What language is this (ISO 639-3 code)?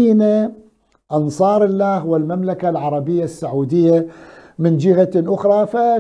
ara